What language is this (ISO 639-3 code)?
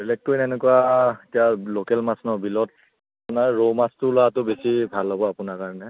asm